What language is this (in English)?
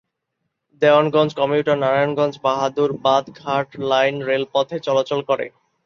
Bangla